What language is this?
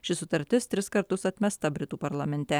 Lithuanian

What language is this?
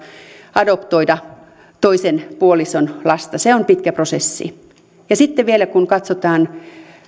Finnish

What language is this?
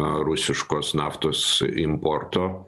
Lithuanian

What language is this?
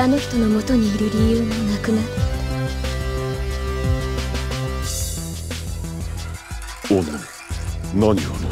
Japanese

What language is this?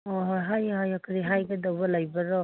Manipuri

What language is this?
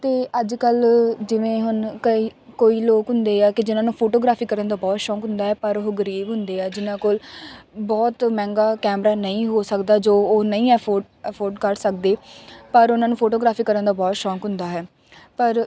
Punjabi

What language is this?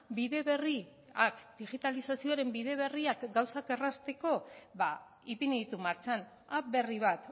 Basque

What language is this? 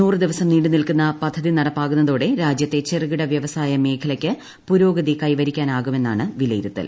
Malayalam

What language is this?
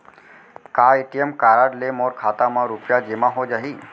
Chhattisgarhi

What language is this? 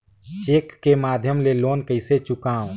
Chhattisgarhi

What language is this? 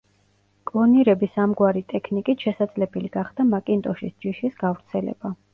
Georgian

